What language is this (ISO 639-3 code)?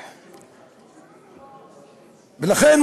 heb